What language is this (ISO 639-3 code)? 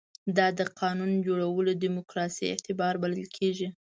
pus